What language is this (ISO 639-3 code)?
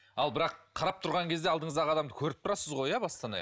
kaz